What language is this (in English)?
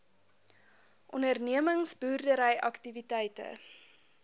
Afrikaans